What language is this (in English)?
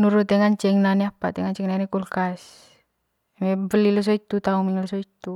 Manggarai